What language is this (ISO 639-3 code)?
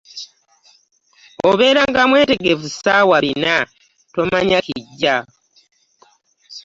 lug